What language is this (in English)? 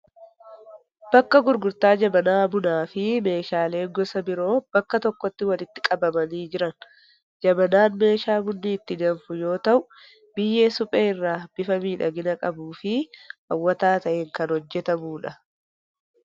Oromo